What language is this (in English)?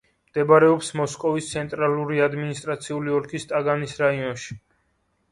Georgian